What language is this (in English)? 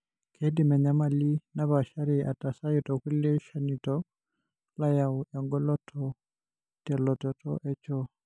Masai